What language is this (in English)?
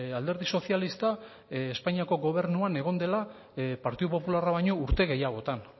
Basque